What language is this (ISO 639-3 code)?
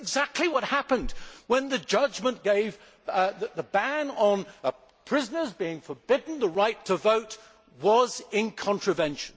eng